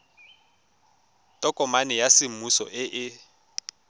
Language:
Tswana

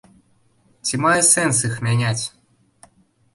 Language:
Belarusian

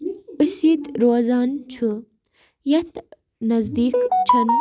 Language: Kashmiri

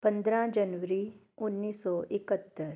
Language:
Punjabi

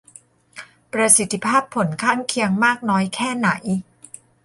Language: Thai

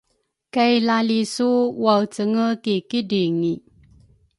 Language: Rukai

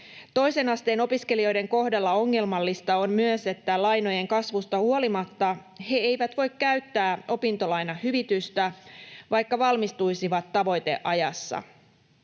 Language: Finnish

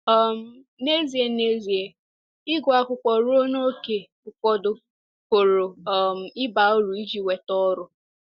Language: Igbo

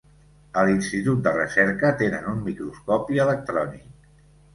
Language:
Catalan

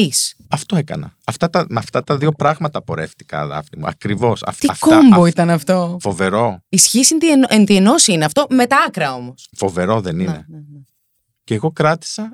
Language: Greek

